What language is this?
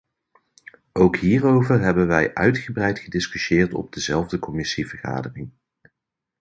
Dutch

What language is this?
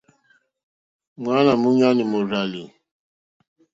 Mokpwe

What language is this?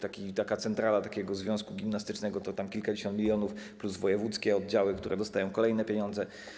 Polish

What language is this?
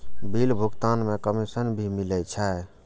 Maithili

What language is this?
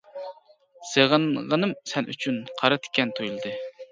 Uyghur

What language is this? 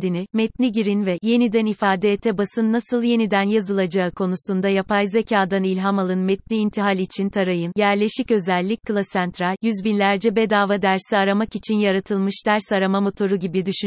Turkish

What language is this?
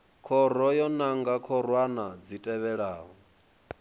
Venda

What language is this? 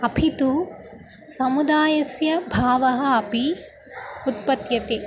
Sanskrit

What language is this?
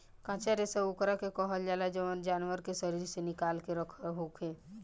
Bhojpuri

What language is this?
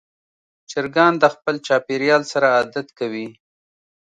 Pashto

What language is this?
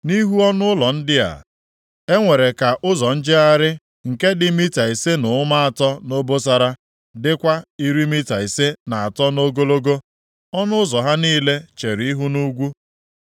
Igbo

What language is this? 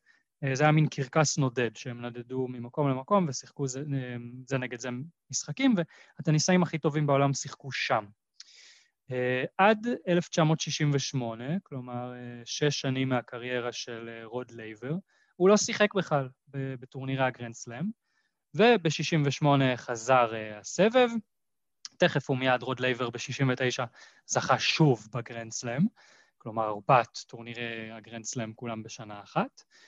Hebrew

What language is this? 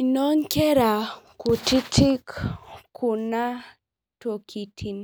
Masai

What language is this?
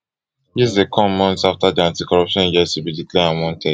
Nigerian Pidgin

